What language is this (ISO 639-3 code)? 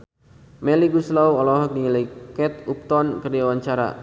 sun